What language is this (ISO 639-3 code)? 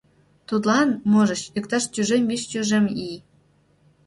chm